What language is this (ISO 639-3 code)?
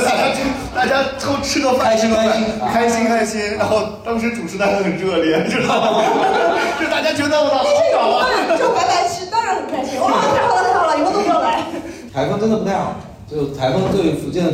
zho